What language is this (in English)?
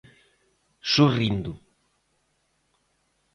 Galician